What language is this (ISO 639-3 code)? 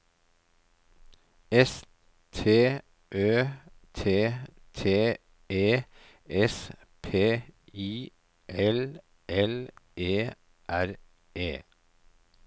nor